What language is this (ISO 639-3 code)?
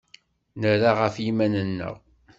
kab